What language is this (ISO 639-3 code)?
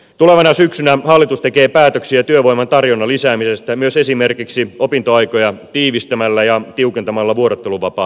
fin